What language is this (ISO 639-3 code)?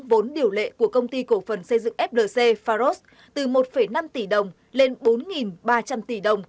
vie